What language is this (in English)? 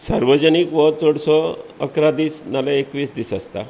Konkani